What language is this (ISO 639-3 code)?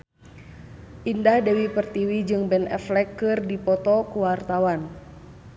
sun